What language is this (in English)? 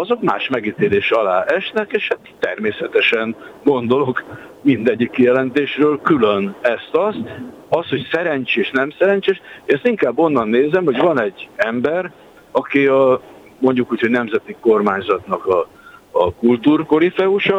Hungarian